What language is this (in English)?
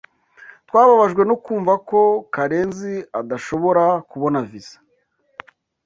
Kinyarwanda